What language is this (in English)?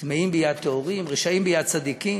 Hebrew